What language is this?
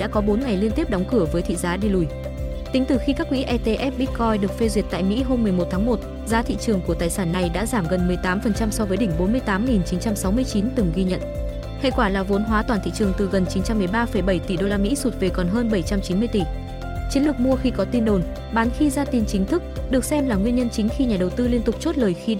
Vietnamese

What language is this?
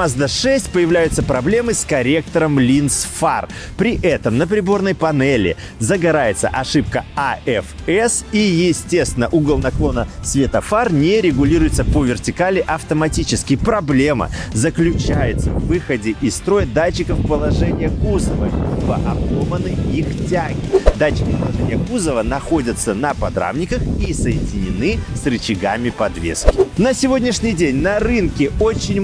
Russian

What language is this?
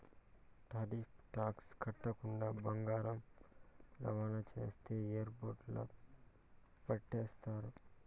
Telugu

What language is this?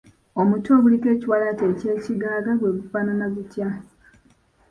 Ganda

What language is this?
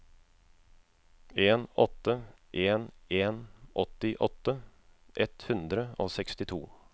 Norwegian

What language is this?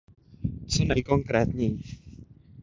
Czech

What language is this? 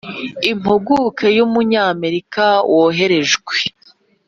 Kinyarwanda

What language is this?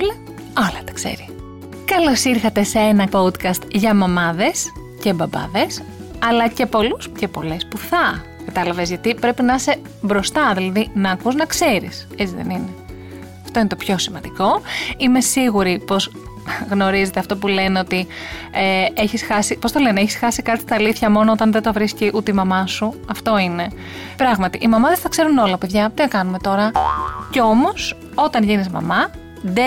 Greek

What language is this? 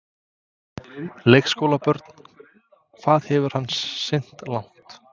Icelandic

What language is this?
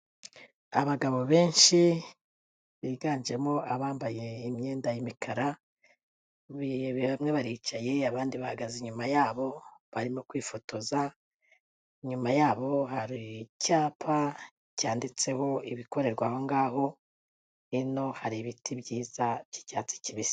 Kinyarwanda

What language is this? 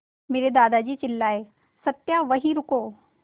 Hindi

